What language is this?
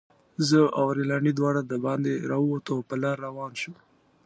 Pashto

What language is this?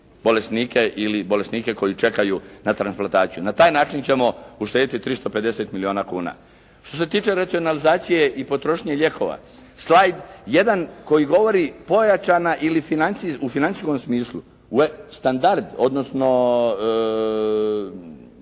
Croatian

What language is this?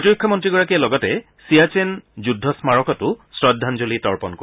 Assamese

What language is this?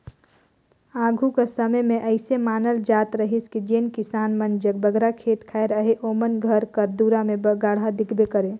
Chhattisgarhi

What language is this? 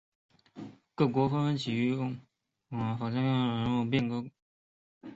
Chinese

